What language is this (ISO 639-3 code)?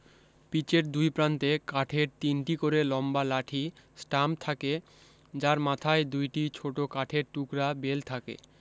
ben